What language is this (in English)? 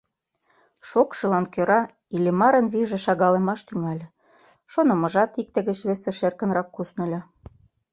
Mari